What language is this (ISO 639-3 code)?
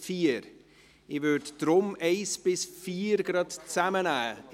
gsw